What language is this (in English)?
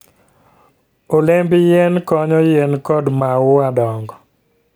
Luo (Kenya and Tanzania)